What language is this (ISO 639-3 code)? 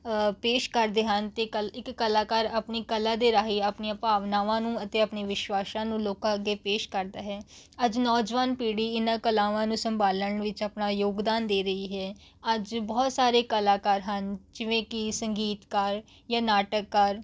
pan